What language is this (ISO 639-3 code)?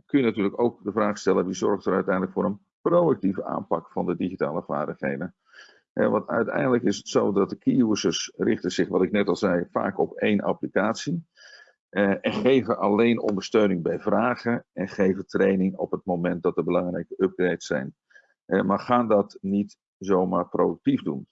nld